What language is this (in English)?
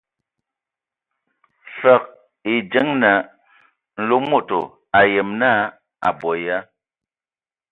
Ewondo